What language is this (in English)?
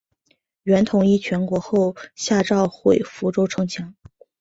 Chinese